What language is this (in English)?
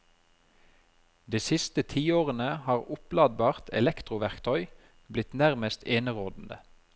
Norwegian